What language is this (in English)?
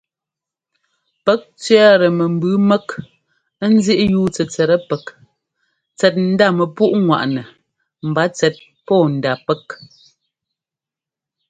Ngomba